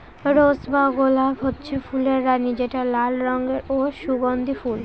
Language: Bangla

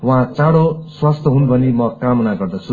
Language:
Nepali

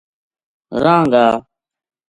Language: Gujari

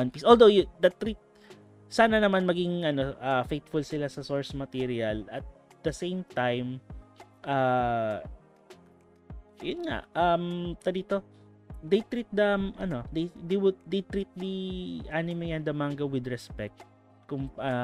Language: Filipino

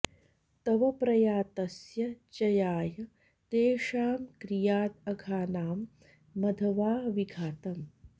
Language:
Sanskrit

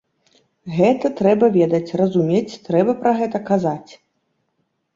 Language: Belarusian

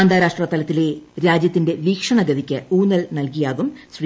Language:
Malayalam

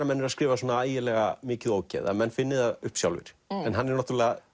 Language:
Icelandic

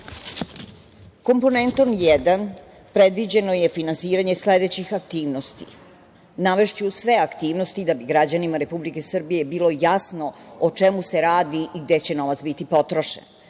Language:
Serbian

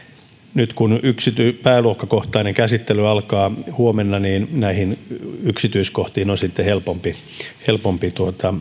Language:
Finnish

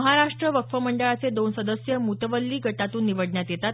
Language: Marathi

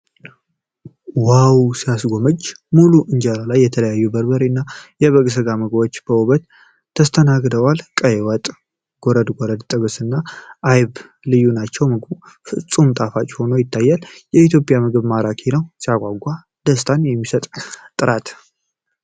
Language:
Amharic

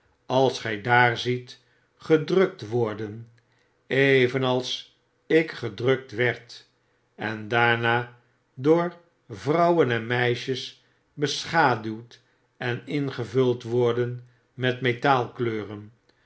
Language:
Dutch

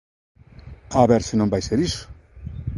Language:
Galician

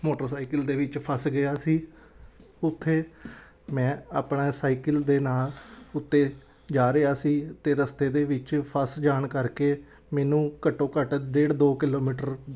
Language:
Punjabi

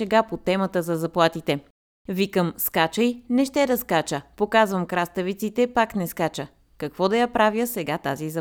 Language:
Bulgarian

